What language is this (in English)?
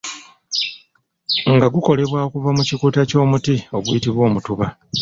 Ganda